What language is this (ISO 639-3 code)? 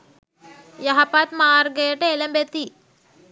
sin